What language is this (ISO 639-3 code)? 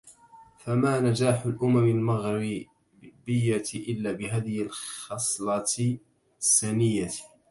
ara